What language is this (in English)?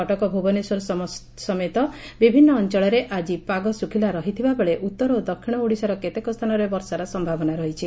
Odia